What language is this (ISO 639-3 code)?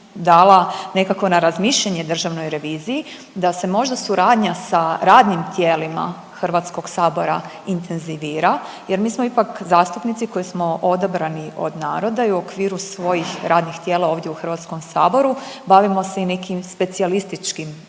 hrv